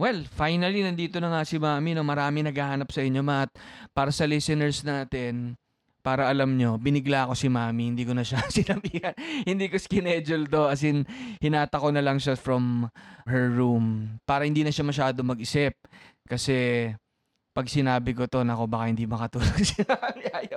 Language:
Filipino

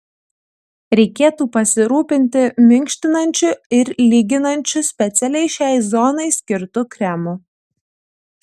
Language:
Lithuanian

